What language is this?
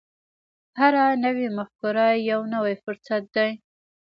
Pashto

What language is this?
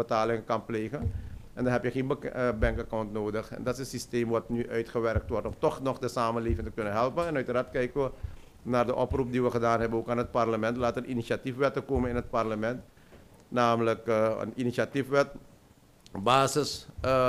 Dutch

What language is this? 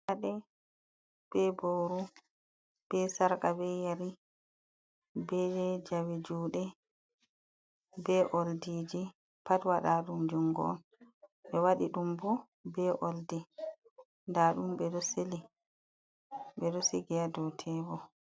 Fula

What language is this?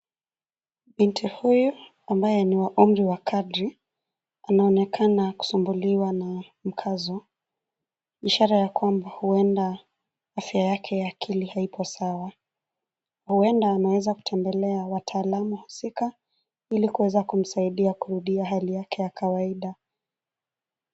Swahili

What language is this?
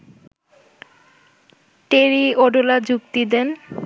Bangla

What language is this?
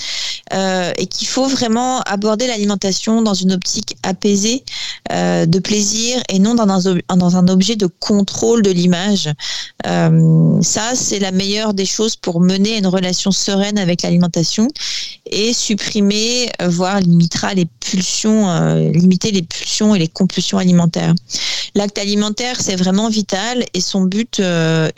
French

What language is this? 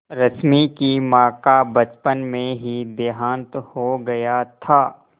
Hindi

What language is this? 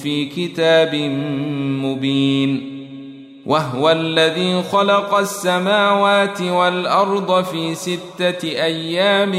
Arabic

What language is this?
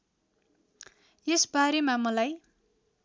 Nepali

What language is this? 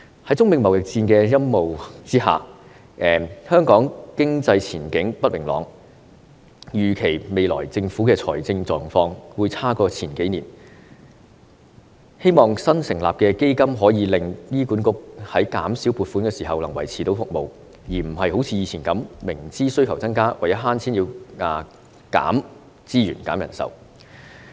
Cantonese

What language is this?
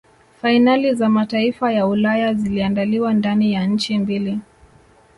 Swahili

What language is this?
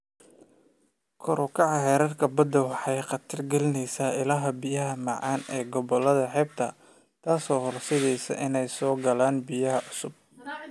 Somali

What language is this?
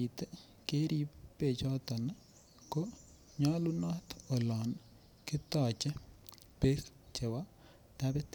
Kalenjin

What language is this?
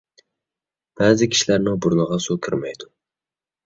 Uyghur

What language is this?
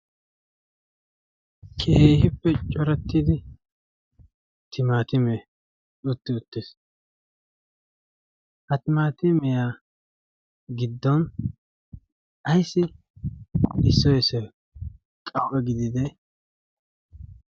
Wolaytta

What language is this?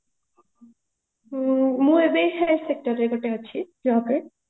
Odia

